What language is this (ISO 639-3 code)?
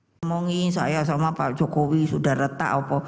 ind